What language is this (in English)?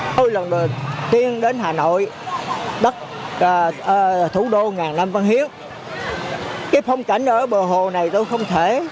Vietnamese